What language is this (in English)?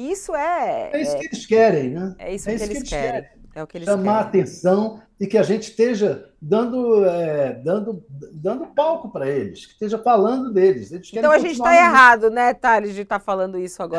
Portuguese